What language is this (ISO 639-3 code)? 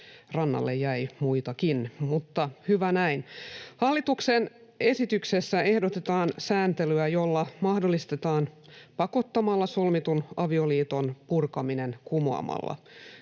fin